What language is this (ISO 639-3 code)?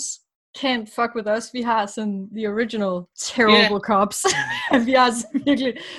dan